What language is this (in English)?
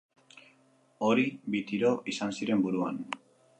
Basque